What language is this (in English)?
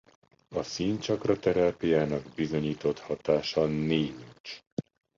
Hungarian